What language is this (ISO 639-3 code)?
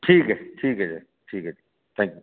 doi